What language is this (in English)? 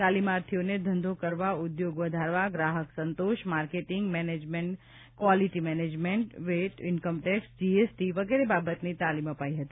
Gujarati